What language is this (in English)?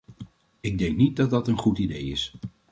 Dutch